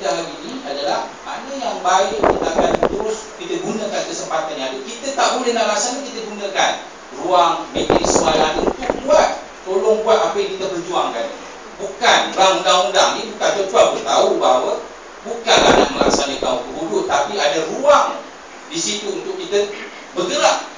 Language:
Malay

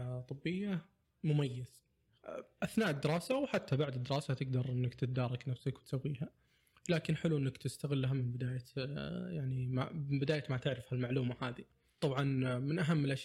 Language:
Arabic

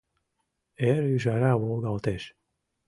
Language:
Mari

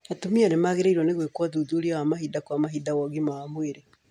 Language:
Kikuyu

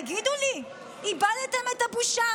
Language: Hebrew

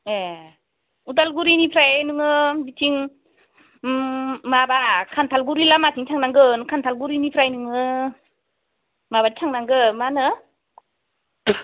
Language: Bodo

